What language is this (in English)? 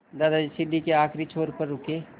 Hindi